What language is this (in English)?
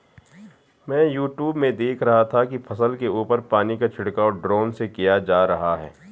Hindi